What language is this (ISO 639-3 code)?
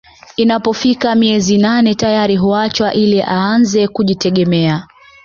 swa